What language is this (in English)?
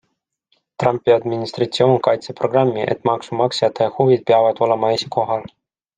Estonian